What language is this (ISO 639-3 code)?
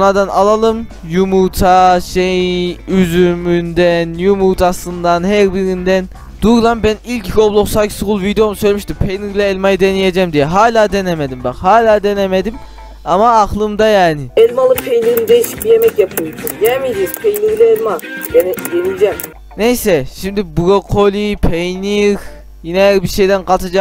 tur